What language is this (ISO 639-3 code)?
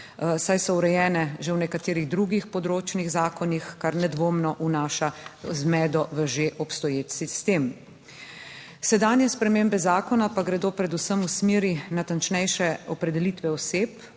slv